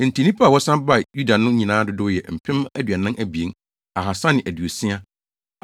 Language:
Akan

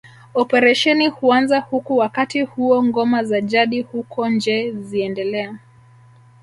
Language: Swahili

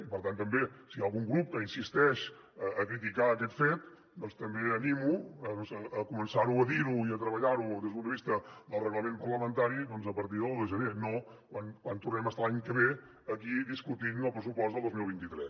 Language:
Catalan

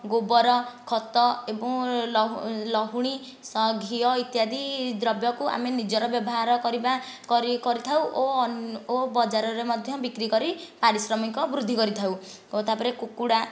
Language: Odia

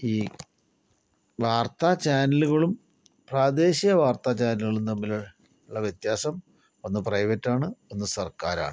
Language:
Malayalam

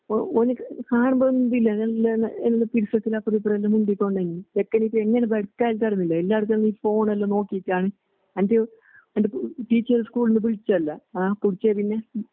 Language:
Malayalam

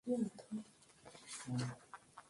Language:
Swahili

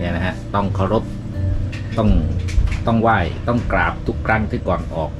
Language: Thai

